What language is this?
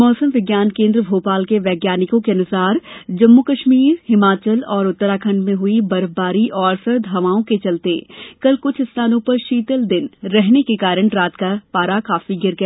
Hindi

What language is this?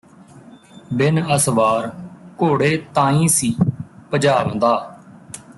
Punjabi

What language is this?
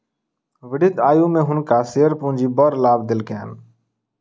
Maithili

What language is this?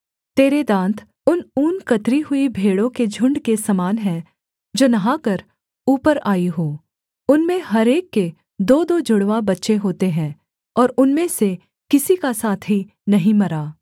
Hindi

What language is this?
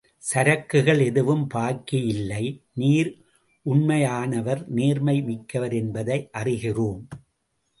Tamil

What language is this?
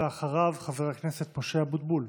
Hebrew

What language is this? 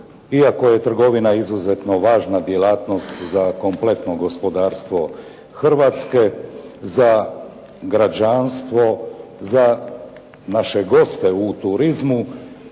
Croatian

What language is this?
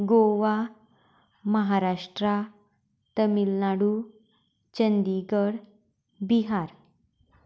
Konkani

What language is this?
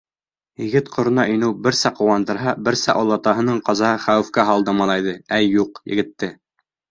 Bashkir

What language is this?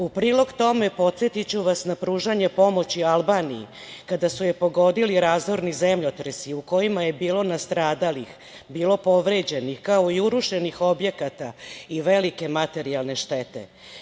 Serbian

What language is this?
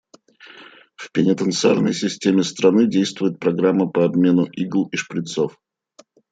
Russian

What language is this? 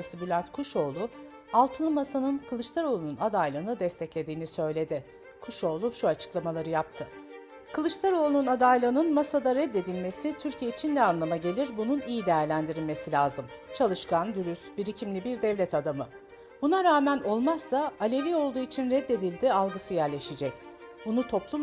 Turkish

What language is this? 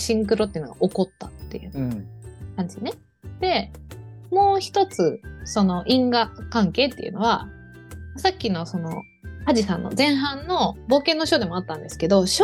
Japanese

